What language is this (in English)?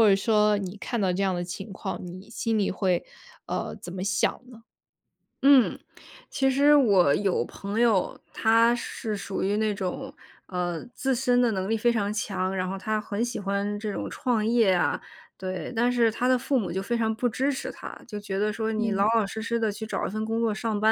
Chinese